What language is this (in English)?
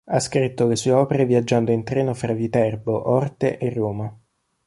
Italian